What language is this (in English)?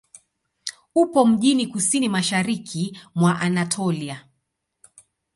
Swahili